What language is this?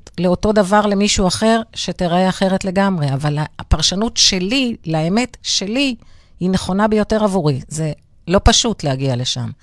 Hebrew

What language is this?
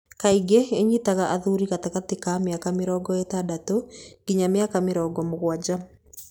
Kikuyu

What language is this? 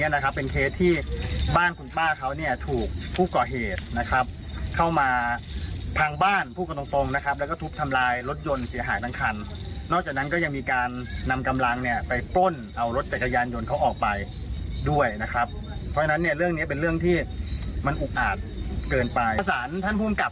Thai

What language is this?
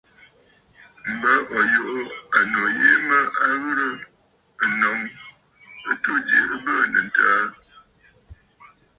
Bafut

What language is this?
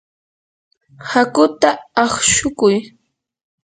Yanahuanca Pasco Quechua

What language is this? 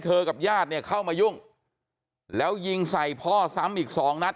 Thai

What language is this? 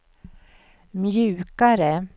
Swedish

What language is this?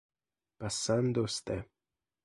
Italian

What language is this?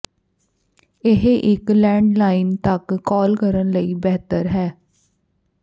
Punjabi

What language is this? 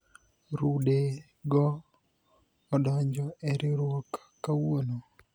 Luo (Kenya and Tanzania)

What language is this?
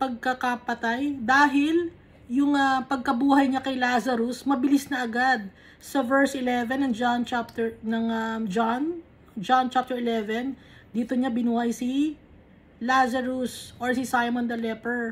Filipino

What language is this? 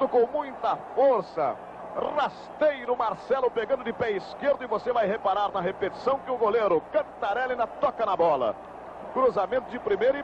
Portuguese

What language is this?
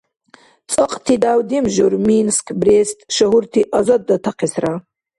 Dargwa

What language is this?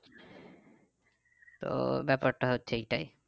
Bangla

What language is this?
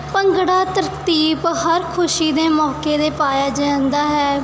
Punjabi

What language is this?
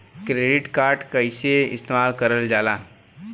Bhojpuri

